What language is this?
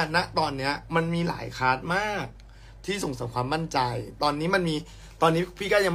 Thai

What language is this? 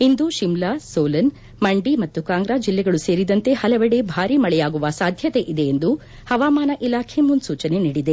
Kannada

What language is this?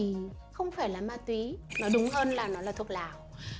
Vietnamese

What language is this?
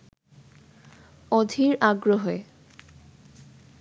Bangla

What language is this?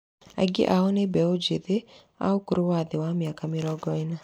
Kikuyu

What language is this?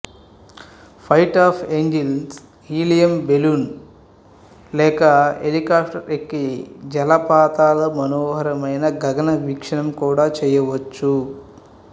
Telugu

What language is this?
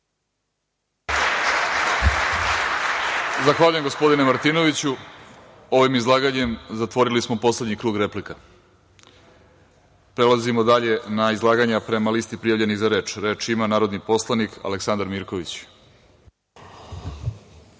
Serbian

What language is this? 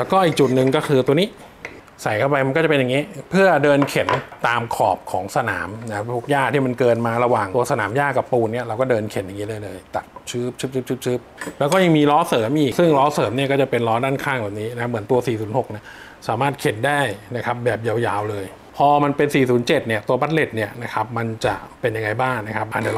Thai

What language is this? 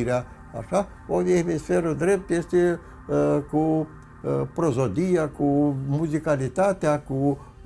Romanian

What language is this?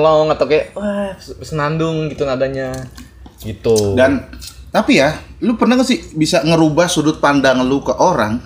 Indonesian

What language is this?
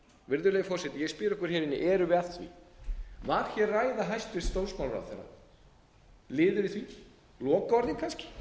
Icelandic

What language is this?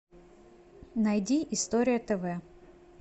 Russian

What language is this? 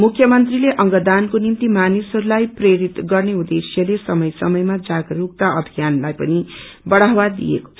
Nepali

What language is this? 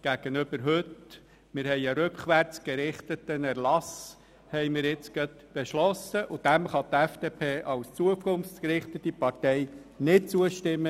Swiss German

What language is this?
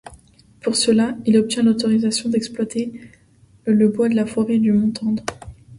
French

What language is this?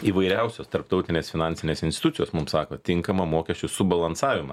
Lithuanian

